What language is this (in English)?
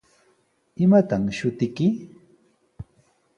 Sihuas Ancash Quechua